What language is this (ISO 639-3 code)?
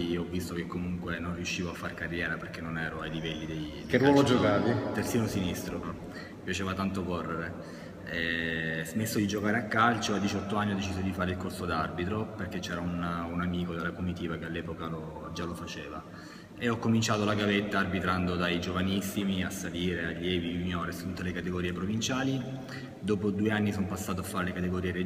ita